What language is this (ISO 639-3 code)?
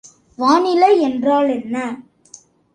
tam